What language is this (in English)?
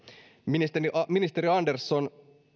Finnish